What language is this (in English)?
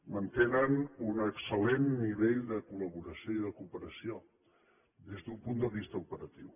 Catalan